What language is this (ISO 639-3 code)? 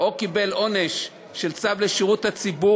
heb